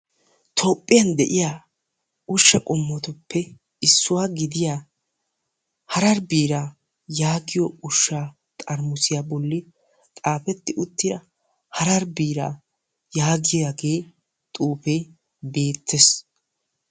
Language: Wolaytta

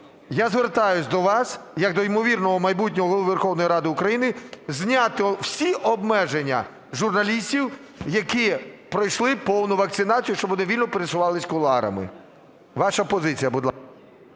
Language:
Ukrainian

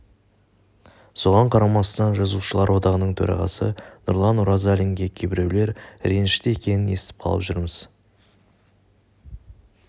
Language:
Kazakh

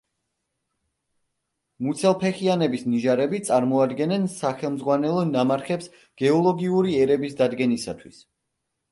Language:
Georgian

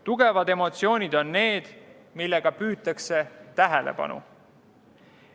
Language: Estonian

